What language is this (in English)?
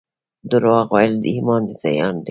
Pashto